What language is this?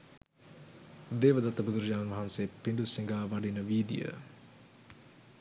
Sinhala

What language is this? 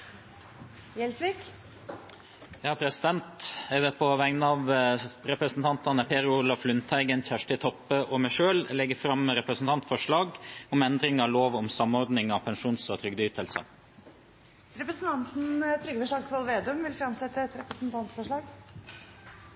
Norwegian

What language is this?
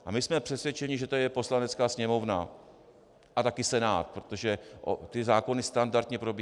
Czech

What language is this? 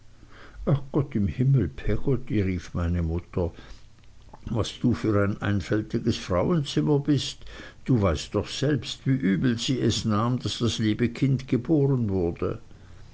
German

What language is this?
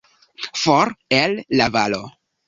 Esperanto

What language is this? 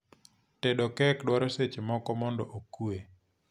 Luo (Kenya and Tanzania)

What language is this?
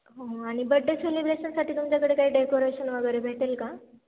Marathi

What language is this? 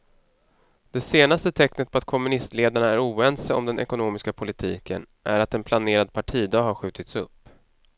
Swedish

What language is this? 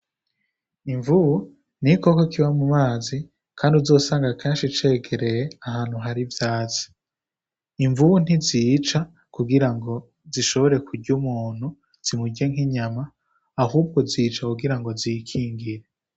Rundi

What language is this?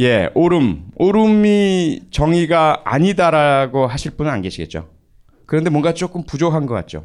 Korean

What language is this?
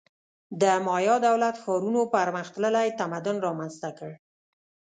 Pashto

